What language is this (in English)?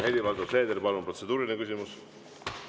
Estonian